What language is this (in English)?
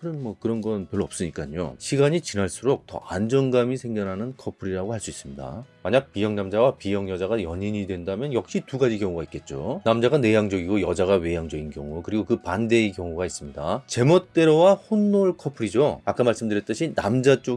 Korean